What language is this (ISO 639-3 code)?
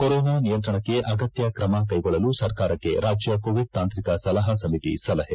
kan